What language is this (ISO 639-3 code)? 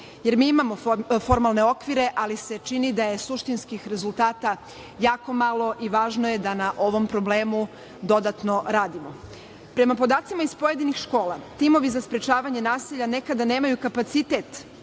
srp